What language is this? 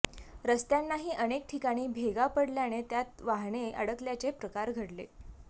Marathi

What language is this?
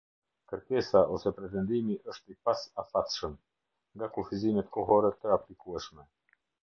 Albanian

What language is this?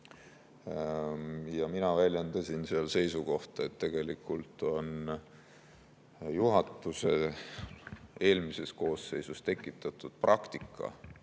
Estonian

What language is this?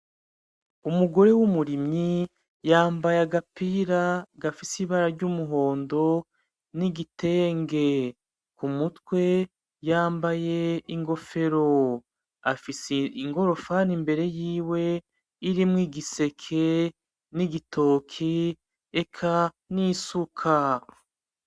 Rundi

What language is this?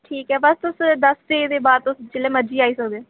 Dogri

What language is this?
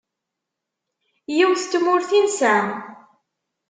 Kabyle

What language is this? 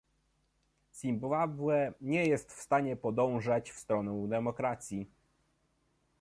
Polish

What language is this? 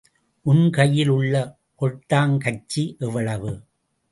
Tamil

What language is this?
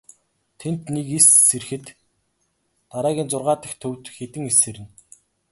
Mongolian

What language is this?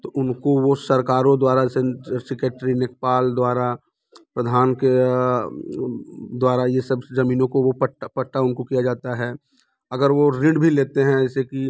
Hindi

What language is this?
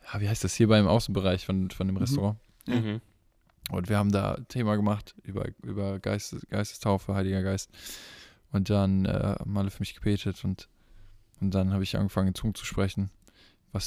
German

